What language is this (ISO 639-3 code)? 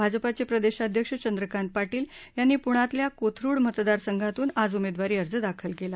mar